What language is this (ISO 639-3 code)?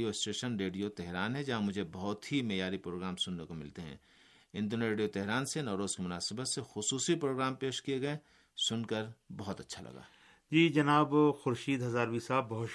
urd